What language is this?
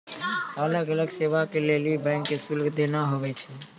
Maithili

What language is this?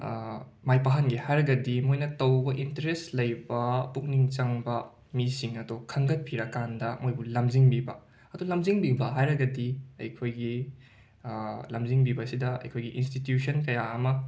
Manipuri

